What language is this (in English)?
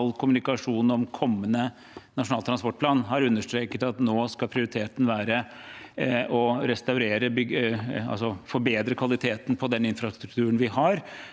Norwegian